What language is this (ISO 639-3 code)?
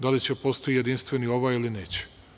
srp